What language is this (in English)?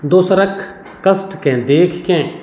Maithili